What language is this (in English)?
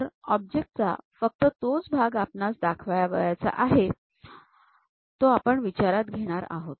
Marathi